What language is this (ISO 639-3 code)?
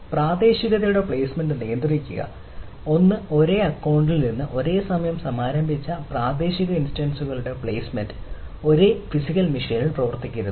mal